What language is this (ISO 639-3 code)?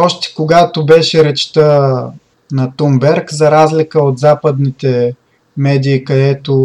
bul